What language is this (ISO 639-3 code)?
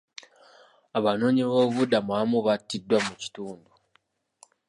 lug